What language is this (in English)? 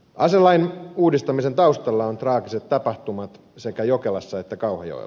Finnish